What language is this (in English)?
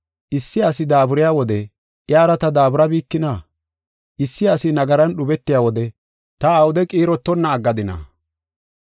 Gofa